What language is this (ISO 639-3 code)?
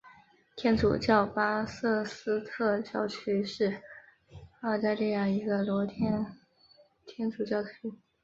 zho